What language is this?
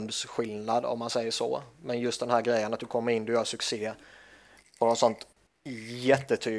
Swedish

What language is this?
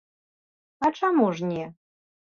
Belarusian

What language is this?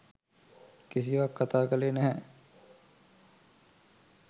Sinhala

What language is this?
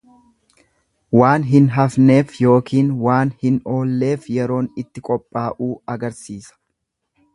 Oromo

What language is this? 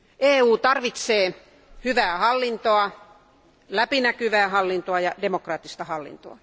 Finnish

